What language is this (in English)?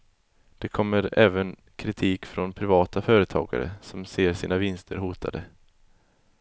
Swedish